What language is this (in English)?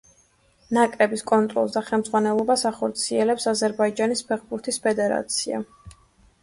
Georgian